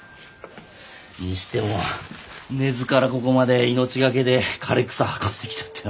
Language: Japanese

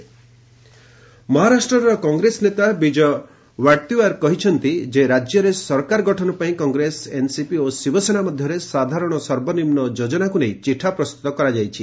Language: Odia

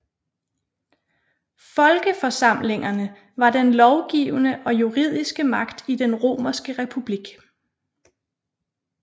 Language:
Danish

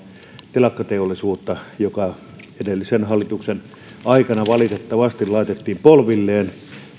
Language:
Finnish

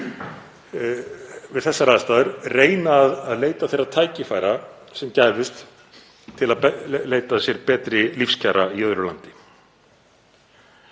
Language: Icelandic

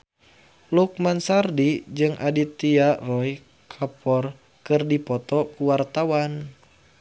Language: Sundanese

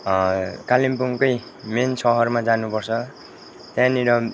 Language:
Nepali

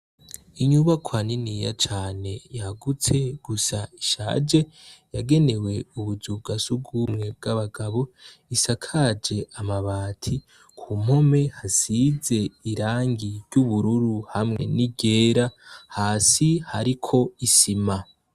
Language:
Rundi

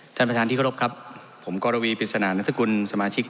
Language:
Thai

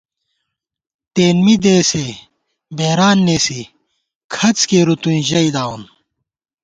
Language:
Gawar-Bati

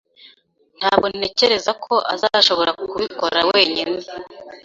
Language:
Kinyarwanda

